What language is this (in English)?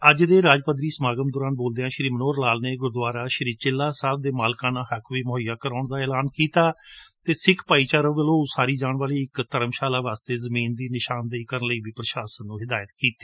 Punjabi